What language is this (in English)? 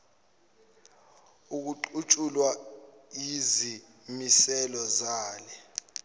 Zulu